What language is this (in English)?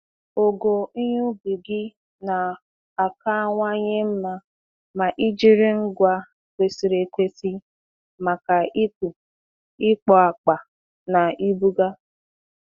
Igbo